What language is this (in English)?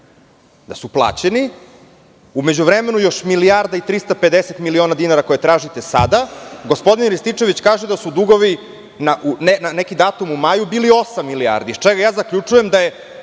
Serbian